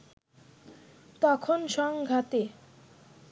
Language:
Bangla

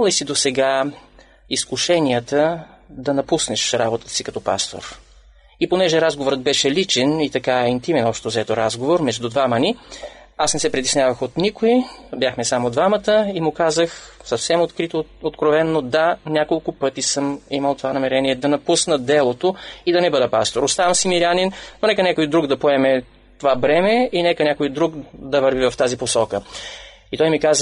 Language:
Bulgarian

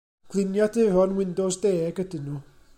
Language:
Welsh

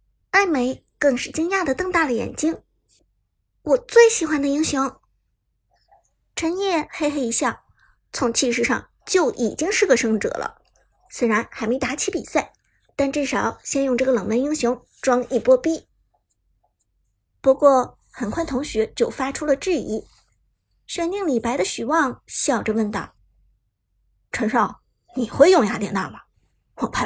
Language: Chinese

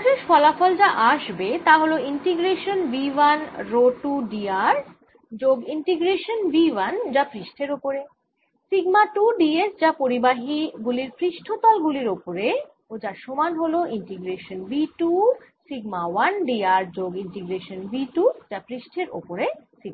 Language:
Bangla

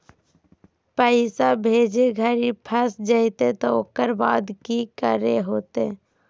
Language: Magahi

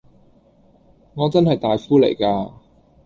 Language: Cantonese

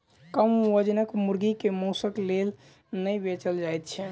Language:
Maithili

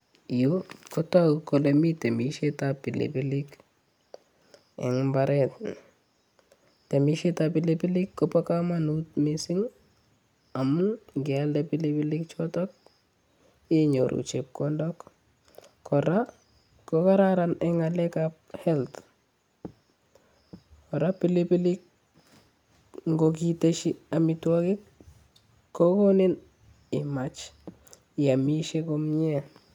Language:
Kalenjin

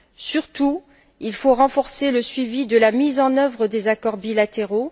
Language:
French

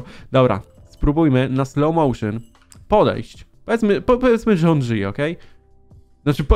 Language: Polish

